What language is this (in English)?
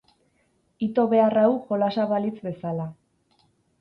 Basque